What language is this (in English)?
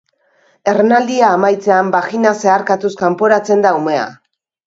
Basque